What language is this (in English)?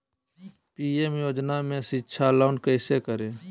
Magahi